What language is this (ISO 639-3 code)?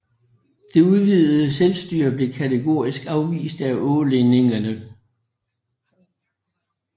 dan